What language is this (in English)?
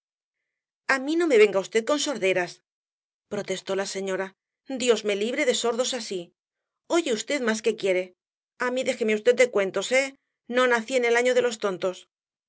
Spanish